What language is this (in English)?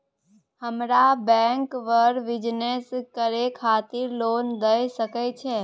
Maithili